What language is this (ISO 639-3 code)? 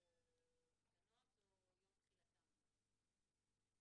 heb